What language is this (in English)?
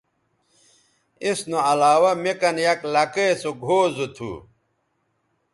Bateri